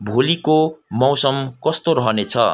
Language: Nepali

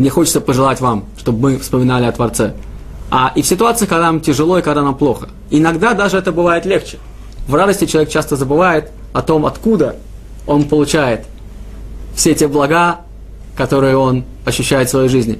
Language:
Russian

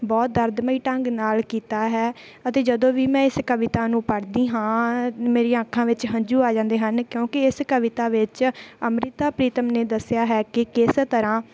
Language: Punjabi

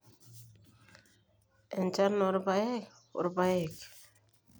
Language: Masai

